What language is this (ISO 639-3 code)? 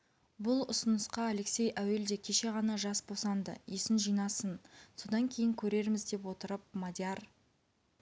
kaz